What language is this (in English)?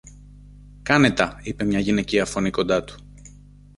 Greek